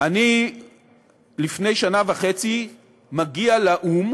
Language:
Hebrew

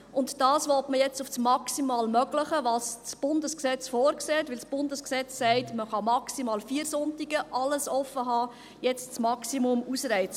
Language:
Swiss German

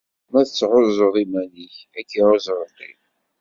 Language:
Kabyle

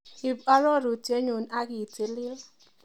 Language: Kalenjin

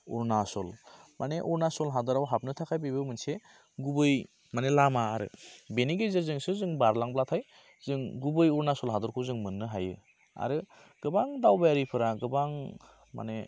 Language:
Bodo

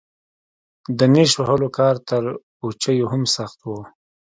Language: Pashto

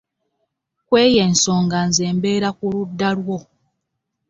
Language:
Ganda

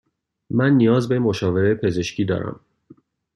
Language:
Persian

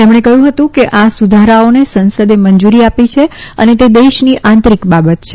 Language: Gujarati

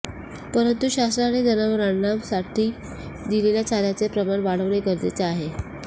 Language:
Marathi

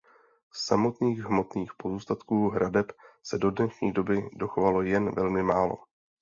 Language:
Czech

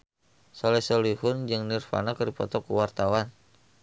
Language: Sundanese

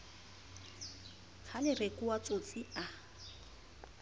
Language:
Southern Sotho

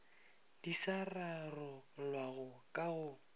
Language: Northern Sotho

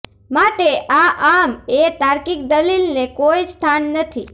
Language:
Gujarati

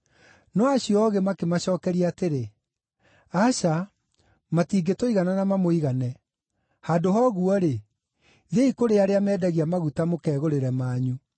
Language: Kikuyu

